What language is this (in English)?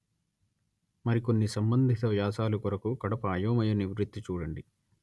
Telugu